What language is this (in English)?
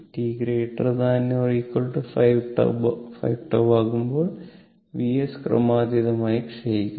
Malayalam